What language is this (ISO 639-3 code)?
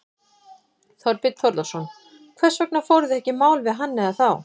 isl